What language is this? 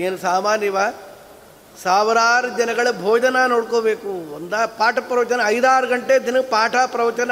Kannada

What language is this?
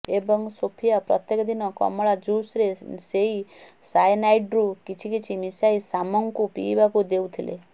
Odia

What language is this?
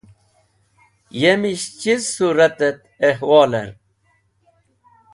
Wakhi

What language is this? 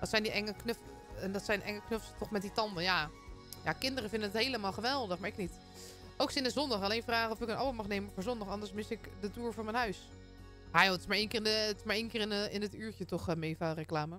Dutch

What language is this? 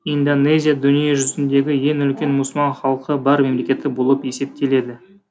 Kazakh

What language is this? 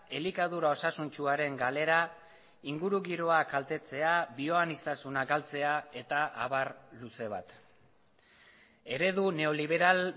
Basque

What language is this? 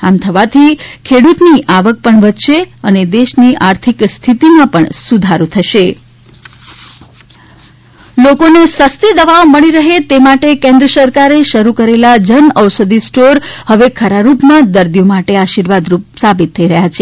Gujarati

